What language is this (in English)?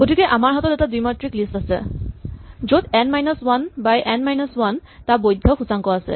Assamese